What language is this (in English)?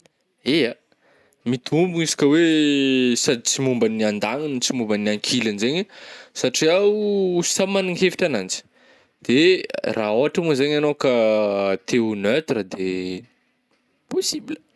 Northern Betsimisaraka Malagasy